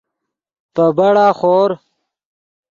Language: Yidgha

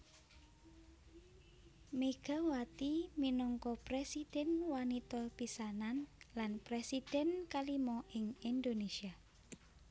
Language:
Javanese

